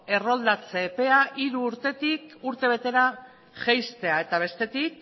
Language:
Basque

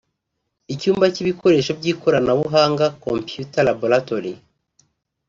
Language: Kinyarwanda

